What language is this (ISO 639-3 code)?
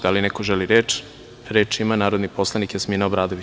srp